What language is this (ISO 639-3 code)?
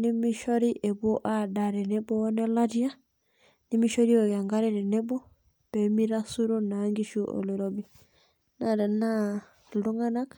mas